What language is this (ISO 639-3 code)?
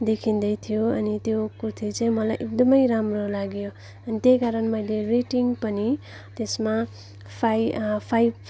nep